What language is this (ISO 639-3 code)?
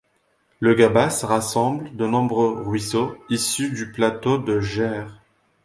fra